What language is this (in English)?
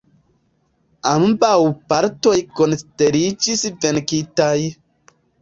Esperanto